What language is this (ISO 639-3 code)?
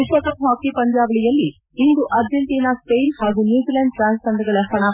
kan